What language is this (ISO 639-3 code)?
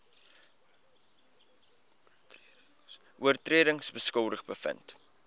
afr